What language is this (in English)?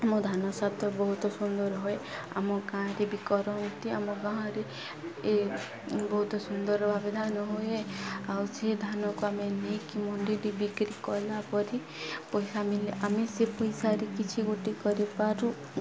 Odia